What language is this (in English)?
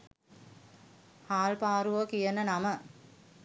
Sinhala